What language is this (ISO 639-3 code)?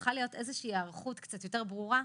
heb